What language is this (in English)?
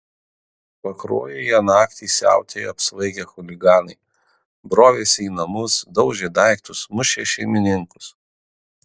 Lithuanian